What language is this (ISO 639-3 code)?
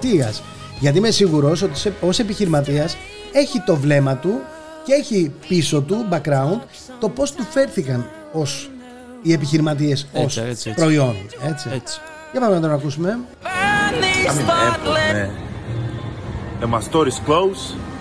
ell